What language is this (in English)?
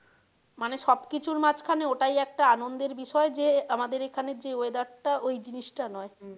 Bangla